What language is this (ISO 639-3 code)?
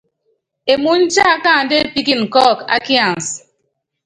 yav